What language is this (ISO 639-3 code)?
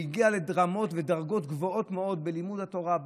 heb